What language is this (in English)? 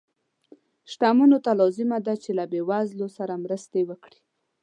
Pashto